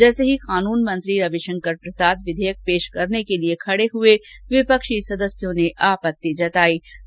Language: Hindi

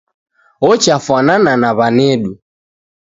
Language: Taita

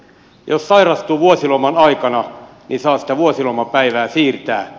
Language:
Finnish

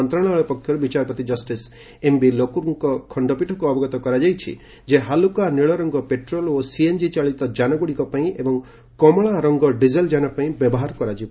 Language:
Odia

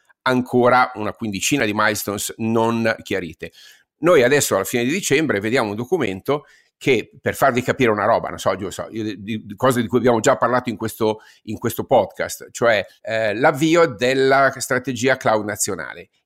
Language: Italian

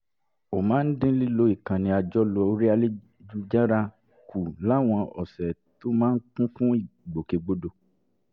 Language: Yoruba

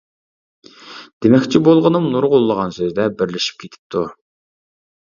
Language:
Uyghur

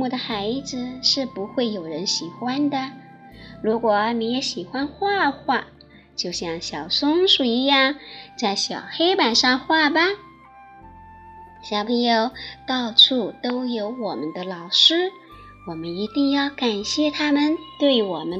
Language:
Chinese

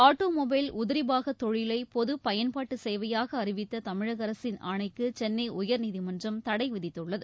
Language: Tamil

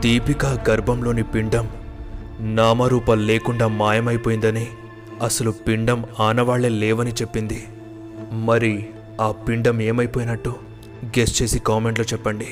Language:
Telugu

